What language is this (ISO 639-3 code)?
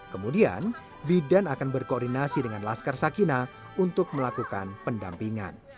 ind